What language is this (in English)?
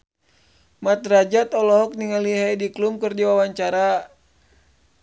Sundanese